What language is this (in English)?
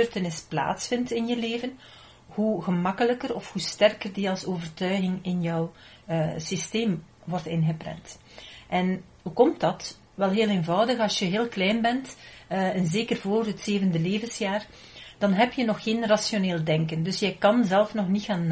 Dutch